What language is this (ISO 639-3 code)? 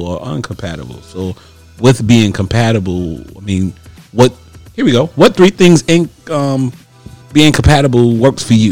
eng